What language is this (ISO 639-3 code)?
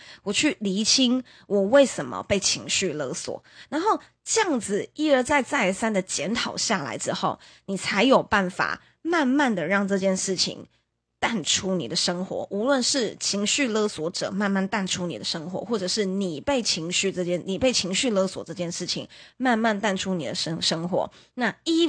zho